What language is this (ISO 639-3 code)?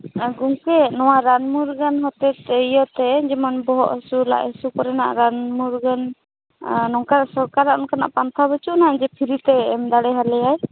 sat